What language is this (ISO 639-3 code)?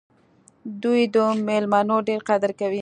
pus